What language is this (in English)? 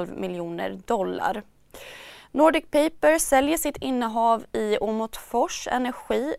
Swedish